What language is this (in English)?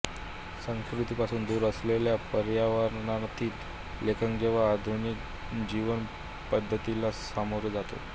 Marathi